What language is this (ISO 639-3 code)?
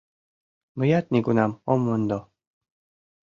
chm